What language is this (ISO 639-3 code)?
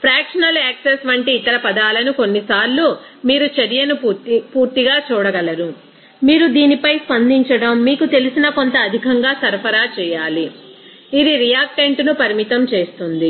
tel